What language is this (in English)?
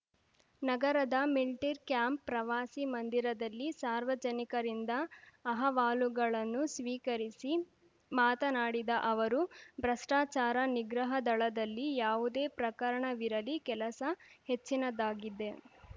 Kannada